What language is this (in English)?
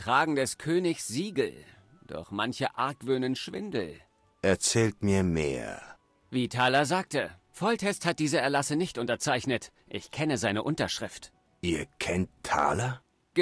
German